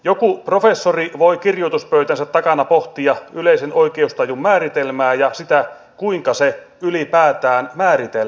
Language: Finnish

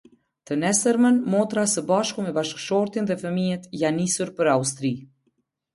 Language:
Albanian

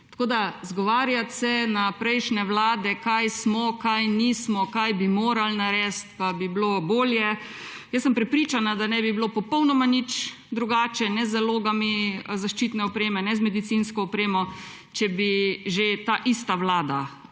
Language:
Slovenian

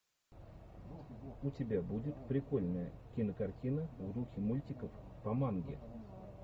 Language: Russian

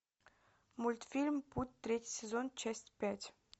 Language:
Russian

